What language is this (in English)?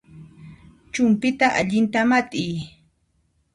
Puno Quechua